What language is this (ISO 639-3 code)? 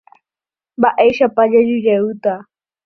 grn